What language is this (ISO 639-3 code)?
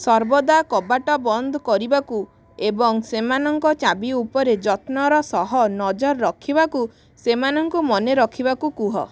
ori